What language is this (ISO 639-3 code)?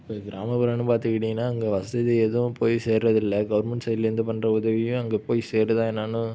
tam